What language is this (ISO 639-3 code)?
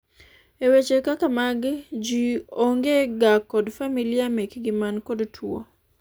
luo